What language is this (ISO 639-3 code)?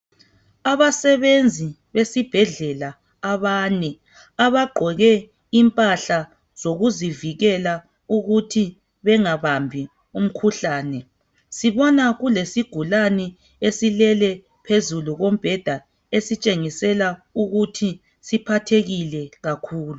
nde